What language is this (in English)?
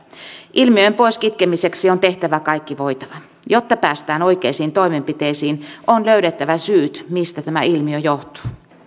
Finnish